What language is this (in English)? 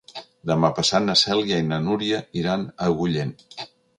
Catalan